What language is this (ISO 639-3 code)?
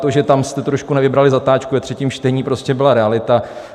ces